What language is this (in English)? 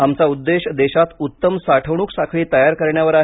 Marathi